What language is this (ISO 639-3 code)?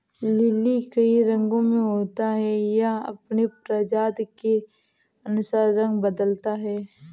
hin